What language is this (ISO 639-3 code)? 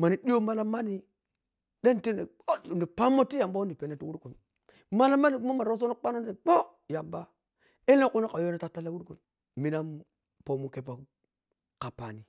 piy